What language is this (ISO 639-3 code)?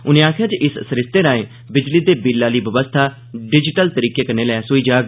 doi